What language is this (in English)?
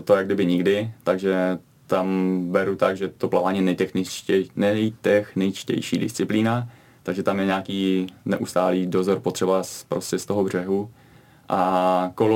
Czech